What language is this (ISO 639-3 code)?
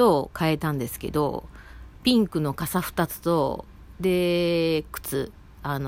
jpn